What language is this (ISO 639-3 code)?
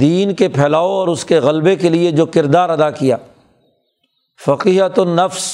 urd